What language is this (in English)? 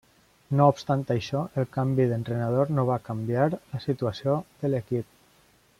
Catalan